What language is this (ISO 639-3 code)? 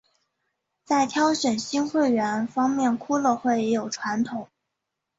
zho